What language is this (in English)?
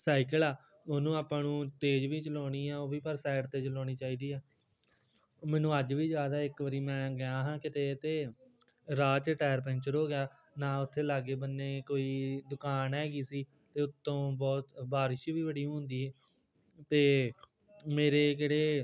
Punjabi